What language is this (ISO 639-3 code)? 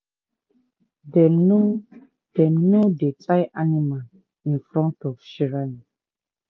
pcm